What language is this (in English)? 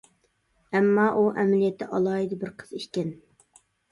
Uyghur